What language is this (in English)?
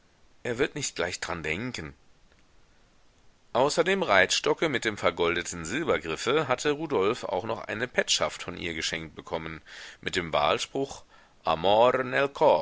German